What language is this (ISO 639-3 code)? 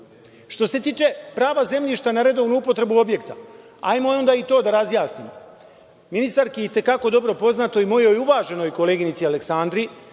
srp